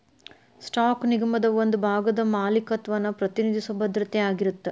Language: Kannada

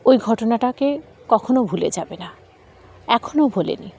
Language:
Bangla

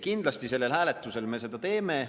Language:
Estonian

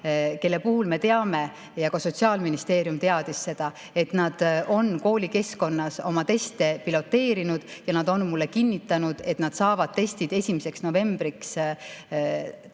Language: Estonian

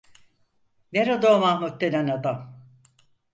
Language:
Turkish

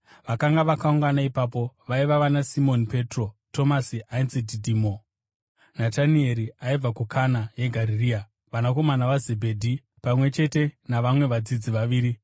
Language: Shona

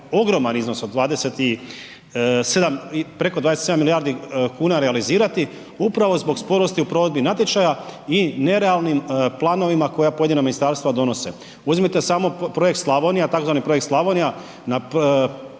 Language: Croatian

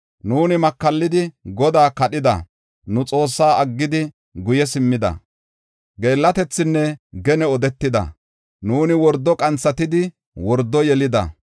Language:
Gofa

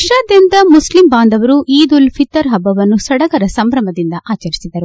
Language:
Kannada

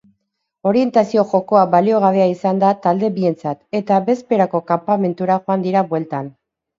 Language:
Basque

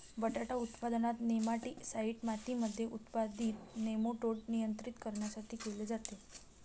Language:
Marathi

